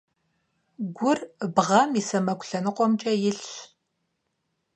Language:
Kabardian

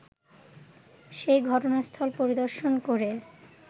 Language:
Bangla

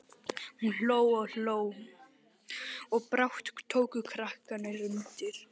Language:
Icelandic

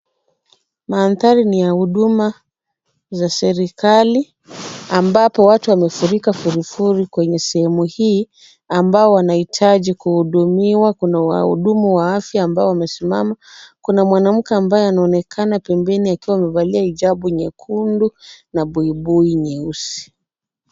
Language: Swahili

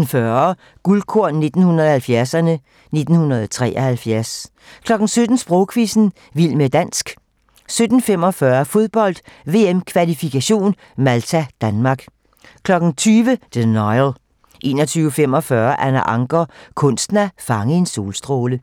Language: Danish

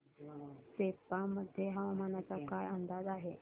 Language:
Marathi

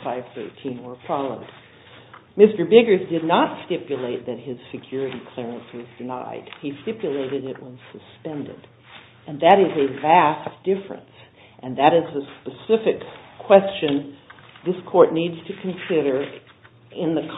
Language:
English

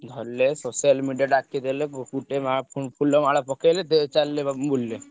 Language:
Odia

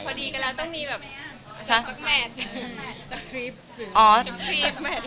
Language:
Thai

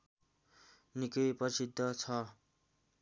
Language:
Nepali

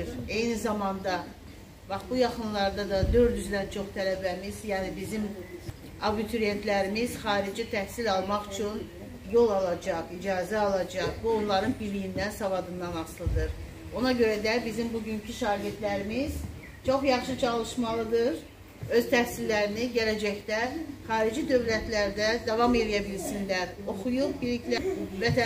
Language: Turkish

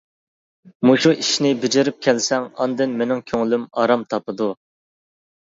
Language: Uyghur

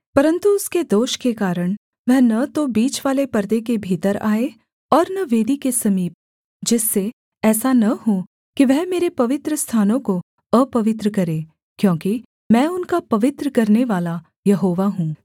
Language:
Hindi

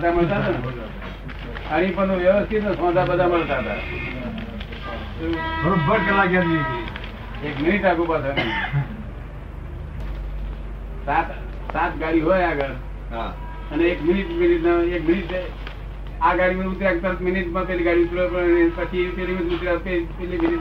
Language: Gujarati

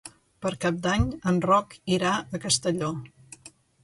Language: Catalan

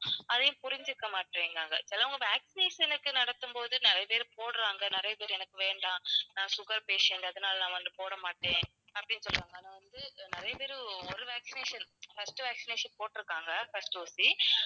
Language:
Tamil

